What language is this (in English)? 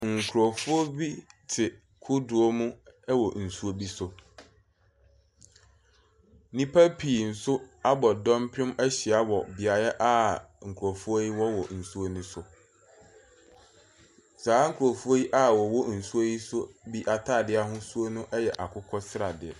Akan